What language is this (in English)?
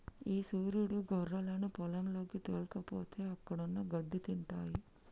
Telugu